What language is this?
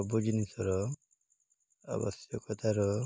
Odia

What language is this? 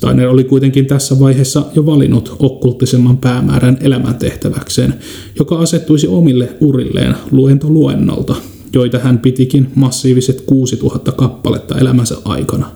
Finnish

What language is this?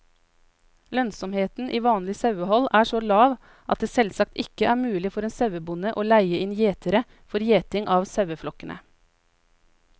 Norwegian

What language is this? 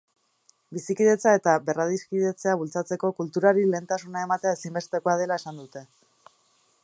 Basque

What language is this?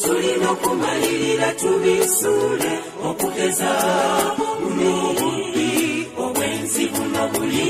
Romanian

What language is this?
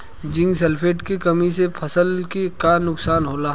Bhojpuri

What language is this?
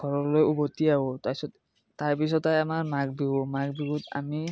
Assamese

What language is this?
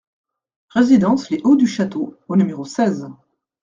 French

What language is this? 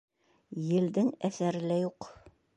Bashkir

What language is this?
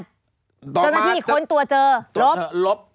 Thai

